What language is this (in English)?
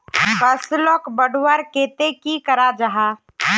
Magahi